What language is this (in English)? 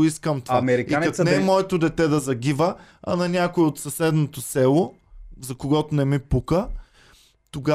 Bulgarian